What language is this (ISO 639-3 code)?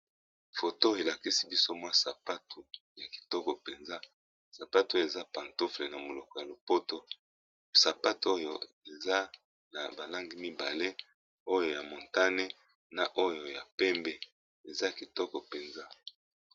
lin